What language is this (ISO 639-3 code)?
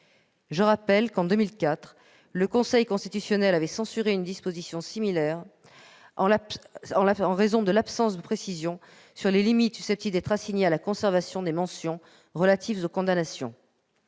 fra